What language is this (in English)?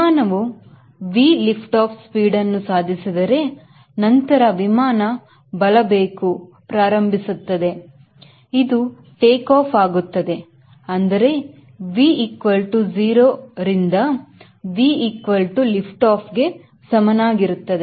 Kannada